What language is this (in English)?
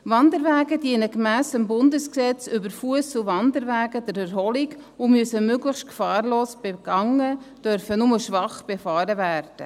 Swiss German